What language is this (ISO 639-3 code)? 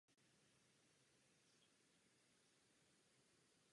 ces